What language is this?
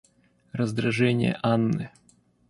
Russian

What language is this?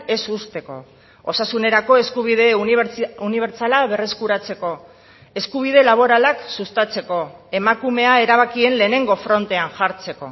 Basque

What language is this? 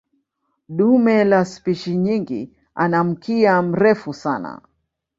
Swahili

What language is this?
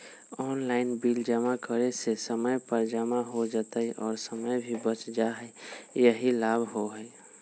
Magahi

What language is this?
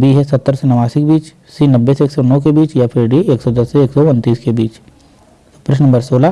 Hindi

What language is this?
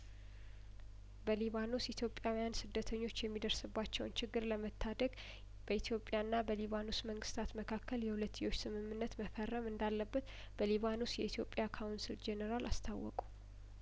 Amharic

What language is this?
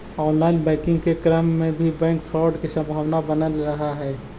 Magahi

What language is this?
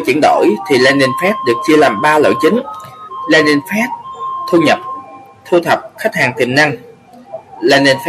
Vietnamese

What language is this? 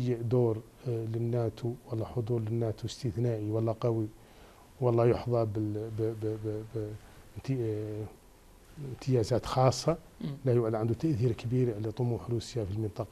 Arabic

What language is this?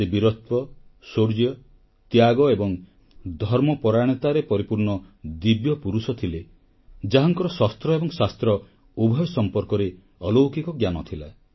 Odia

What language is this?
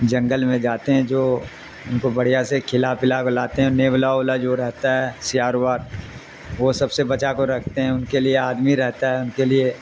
Urdu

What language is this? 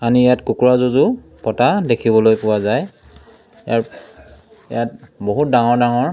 Assamese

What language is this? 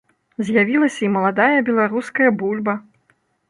Belarusian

